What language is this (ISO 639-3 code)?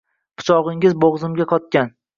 uzb